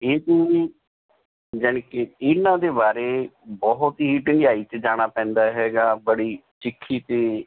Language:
Punjabi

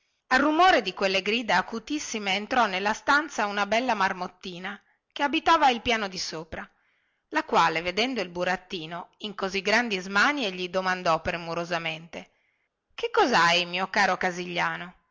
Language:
Italian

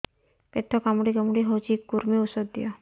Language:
Odia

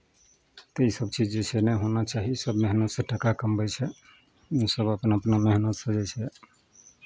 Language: Maithili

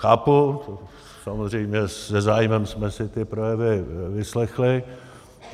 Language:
Czech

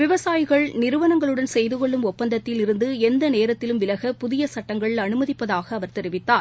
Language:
Tamil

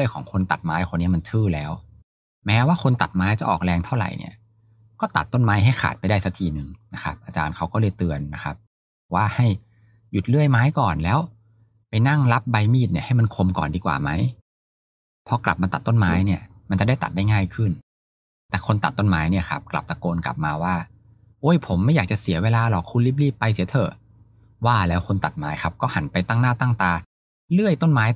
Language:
Thai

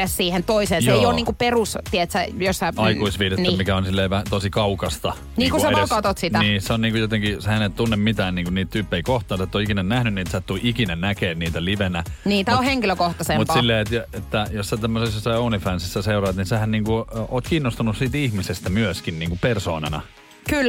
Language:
Finnish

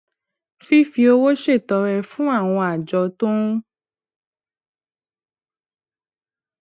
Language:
Yoruba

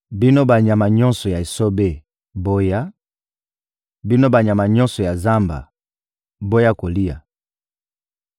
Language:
Lingala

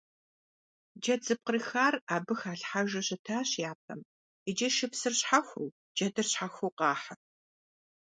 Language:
Kabardian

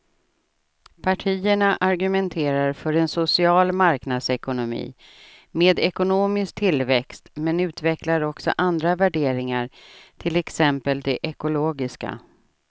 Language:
Swedish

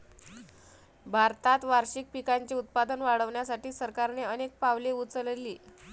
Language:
Marathi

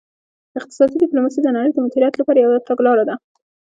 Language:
Pashto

